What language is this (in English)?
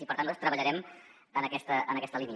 Catalan